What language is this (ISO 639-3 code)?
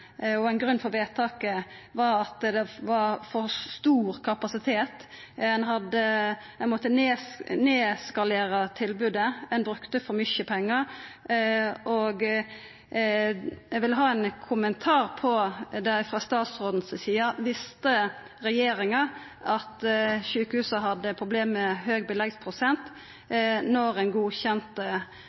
nno